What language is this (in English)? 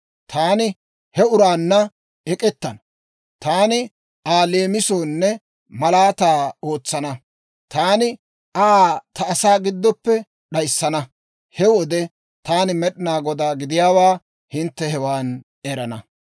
Dawro